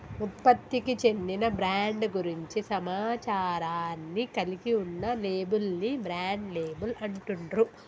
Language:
Telugu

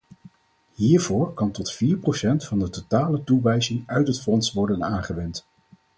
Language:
Dutch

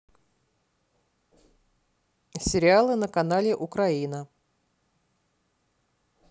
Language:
Russian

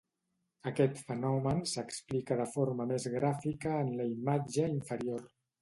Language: Catalan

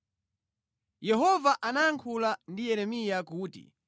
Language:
Nyanja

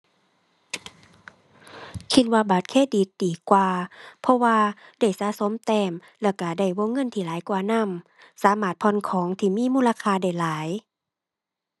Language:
Thai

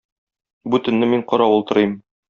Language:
Tatar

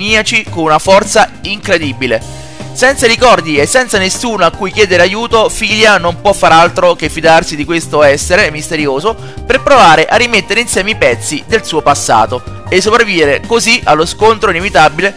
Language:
Italian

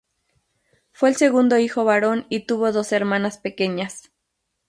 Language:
Spanish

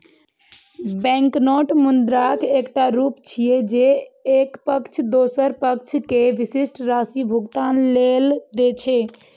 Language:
Maithili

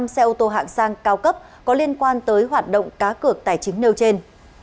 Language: Vietnamese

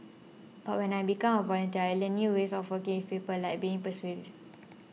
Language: English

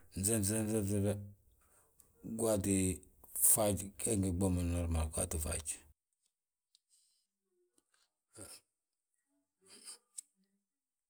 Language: Balanta-Ganja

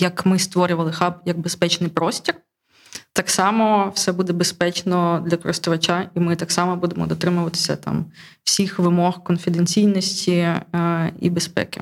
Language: Ukrainian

